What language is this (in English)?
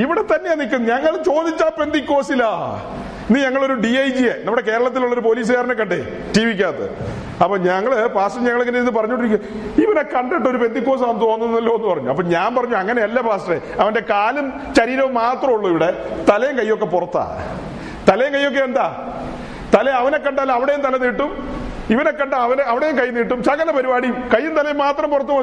Malayalam